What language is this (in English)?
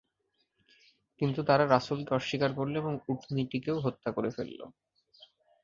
Bangla